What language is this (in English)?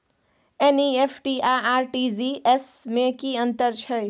Maithili